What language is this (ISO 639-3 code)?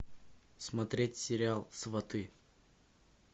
rus